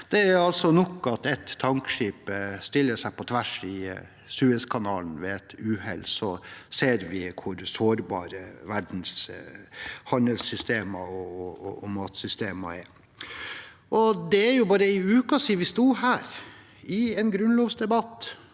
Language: Norwegian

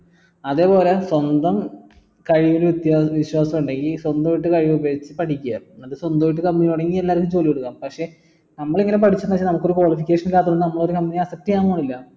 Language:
Malayalam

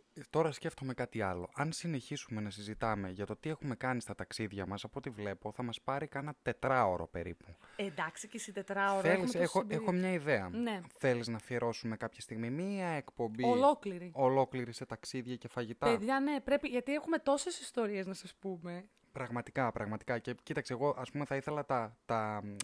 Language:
Greek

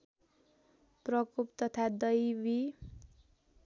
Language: Nepali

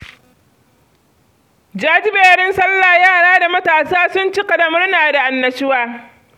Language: Hausa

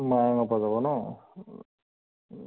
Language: Assamese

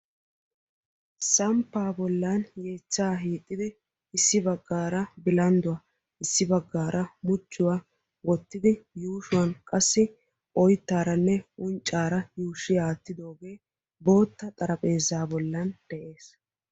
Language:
Wolaytta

